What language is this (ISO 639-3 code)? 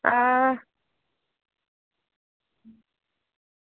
doi